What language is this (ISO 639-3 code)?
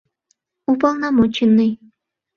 chm